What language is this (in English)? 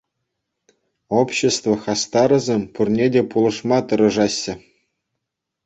Chuvash